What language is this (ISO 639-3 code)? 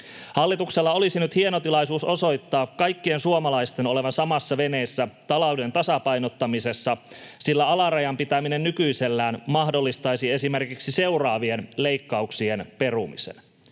fin